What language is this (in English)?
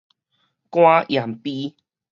Min Nan Chinese